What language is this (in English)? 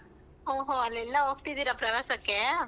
Kannada